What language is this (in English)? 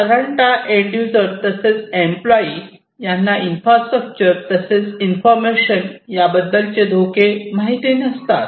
Marathi